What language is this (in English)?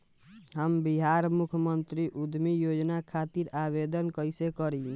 Bhojpuri